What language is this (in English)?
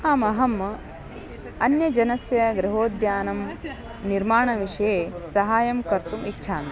Sanskrit